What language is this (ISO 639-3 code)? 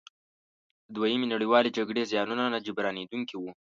pus